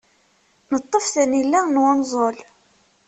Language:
Kabyle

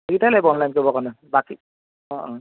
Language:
Assamese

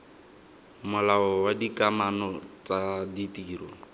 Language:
Tswana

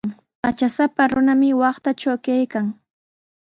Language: Sihuas Ancash Quechua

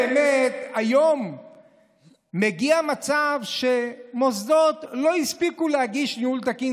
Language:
Hebrew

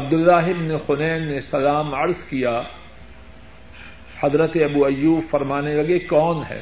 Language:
Urdu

